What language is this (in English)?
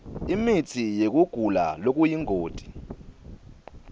Swati